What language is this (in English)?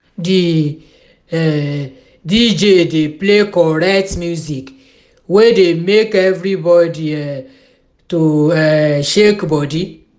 Nigerian Pidgin